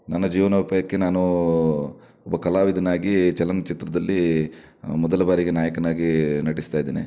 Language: Kannada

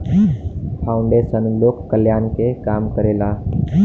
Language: Bhojpuri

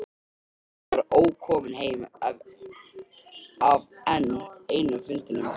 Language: Icelandic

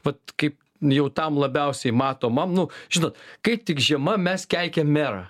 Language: Lithuanian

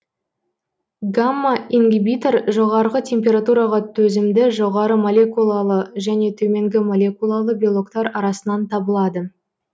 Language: Kazakh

